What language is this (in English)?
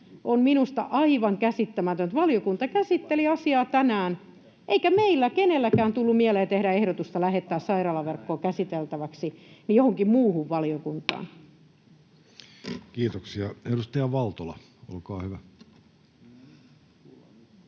Finnish